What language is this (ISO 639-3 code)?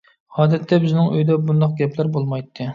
uig